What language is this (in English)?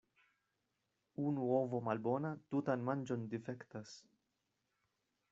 Esperanto